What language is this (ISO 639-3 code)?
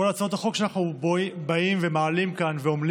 heb